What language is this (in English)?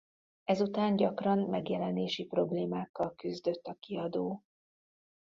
Hungarian